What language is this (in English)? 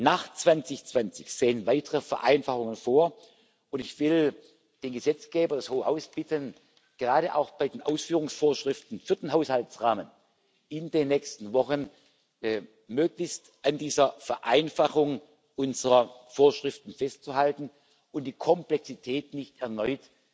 German